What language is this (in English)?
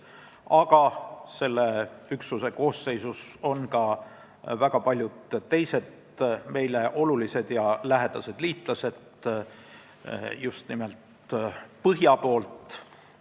Estonian